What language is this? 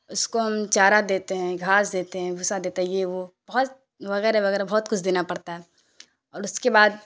Urdu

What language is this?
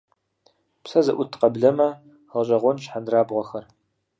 Kabardian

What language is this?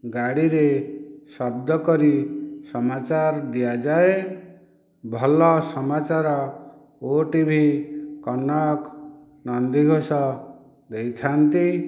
Odia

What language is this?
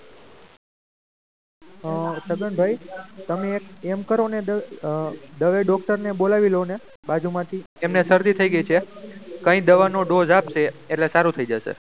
Gujarati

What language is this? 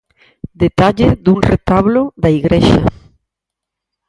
Galician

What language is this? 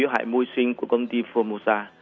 Vietnamese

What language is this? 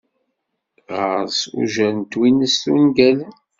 Kabyle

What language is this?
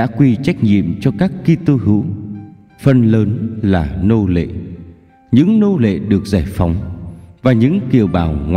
Vietnamese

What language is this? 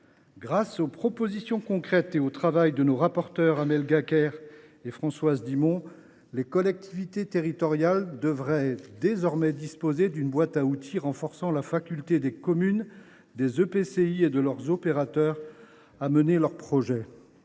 French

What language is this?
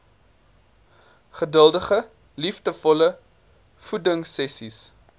Afrikaans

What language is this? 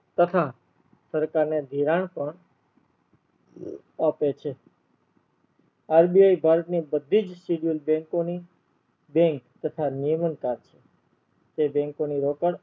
Gujarati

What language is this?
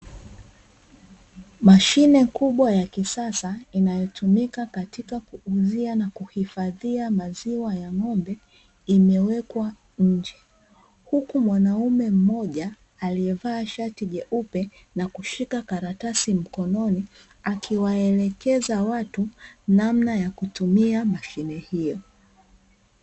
Swahili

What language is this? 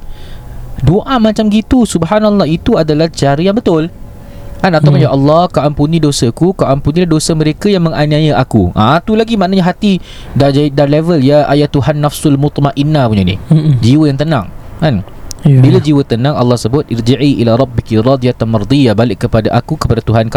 Malay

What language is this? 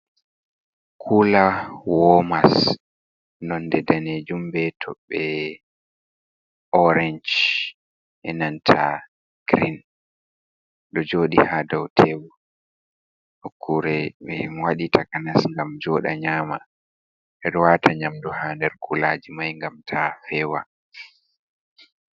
Fula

